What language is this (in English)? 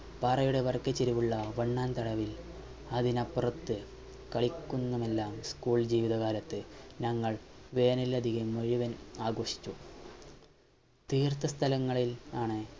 Malayalam